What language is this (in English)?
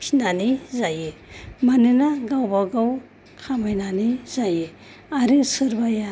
Bodo